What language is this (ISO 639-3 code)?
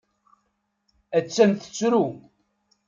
kab